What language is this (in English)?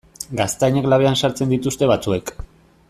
Basque